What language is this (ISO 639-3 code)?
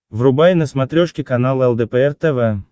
rus